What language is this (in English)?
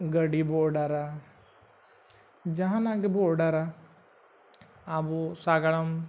Santali